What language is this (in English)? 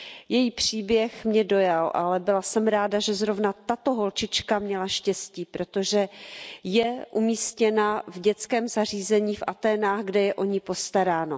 Czech